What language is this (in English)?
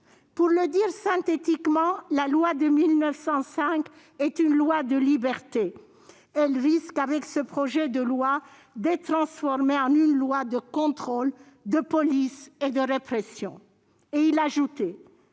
French